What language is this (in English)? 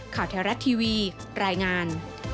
Thai